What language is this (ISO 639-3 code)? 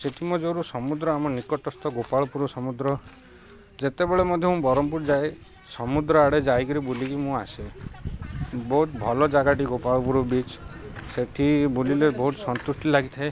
ori